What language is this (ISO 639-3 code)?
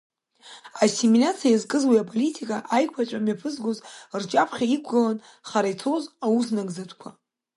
abk